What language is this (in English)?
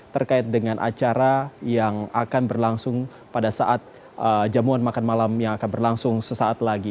Indonesian